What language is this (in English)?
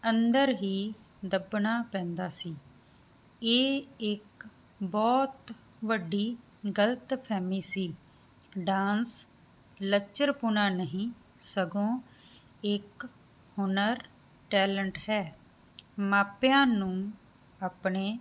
Punjabi